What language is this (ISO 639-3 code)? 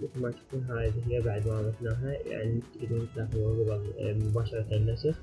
ara